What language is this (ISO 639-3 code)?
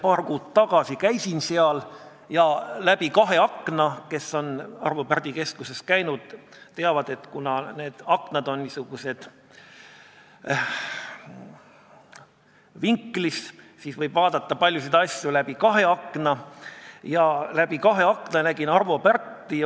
est